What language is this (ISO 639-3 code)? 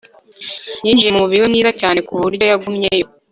kin